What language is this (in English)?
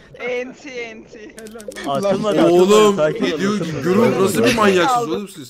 Turkish